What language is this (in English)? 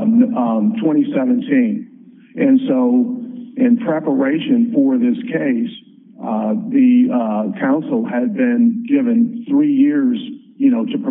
English